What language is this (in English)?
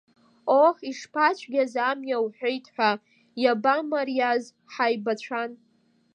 Abkhazian